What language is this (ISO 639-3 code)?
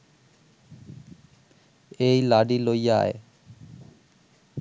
ben